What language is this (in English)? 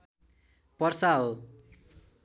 Nepali